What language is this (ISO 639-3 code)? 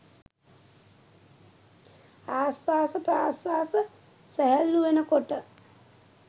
sin